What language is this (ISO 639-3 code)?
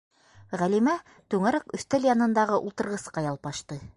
bak